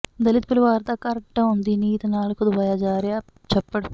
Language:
Punjabi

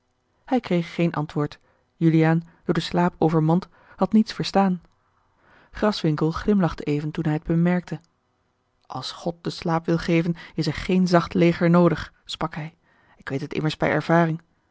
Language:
Dutch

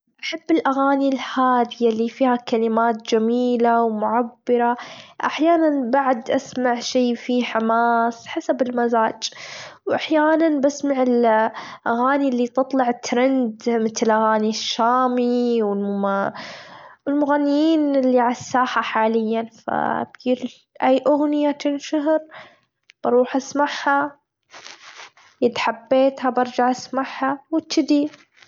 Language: Gulf Arabic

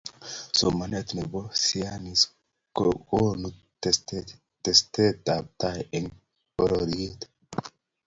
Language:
Kalenjin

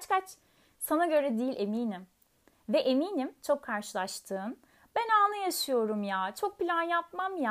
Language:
Turkish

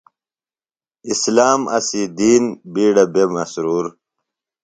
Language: Phalura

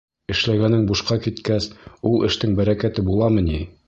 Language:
Bashkir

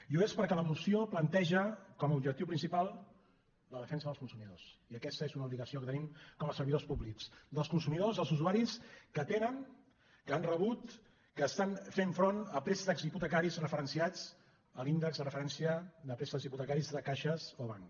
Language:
Catalan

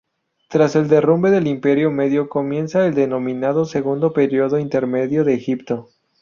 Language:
Spanish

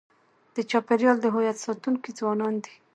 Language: Pashto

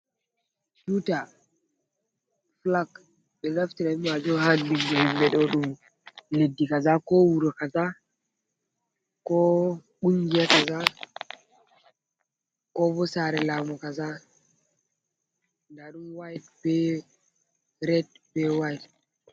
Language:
Fula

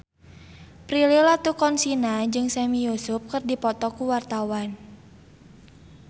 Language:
Sundanese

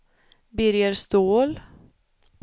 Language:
Swedish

